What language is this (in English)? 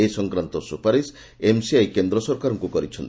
Odia